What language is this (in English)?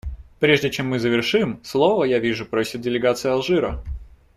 Russian